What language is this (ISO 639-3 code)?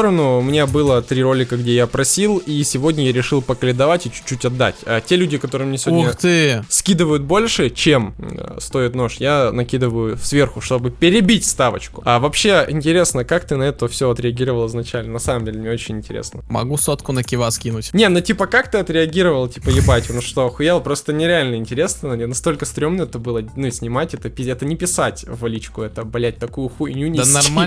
rus